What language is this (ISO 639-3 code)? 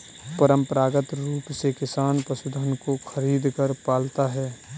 hin